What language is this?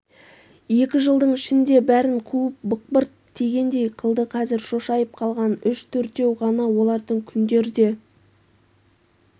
Kazakh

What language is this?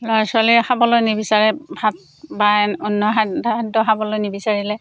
Assamese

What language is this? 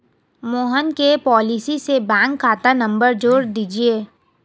Hindi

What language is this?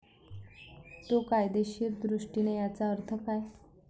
Marathi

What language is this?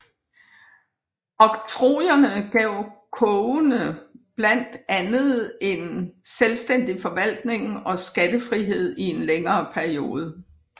Danish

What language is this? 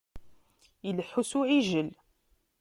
Kabyle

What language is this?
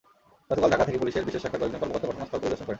Bangla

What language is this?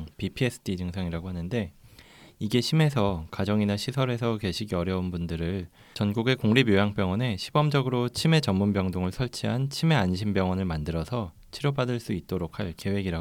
Korean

